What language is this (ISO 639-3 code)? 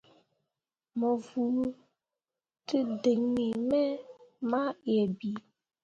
mua